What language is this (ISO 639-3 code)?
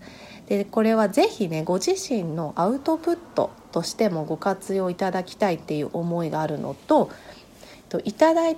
jpn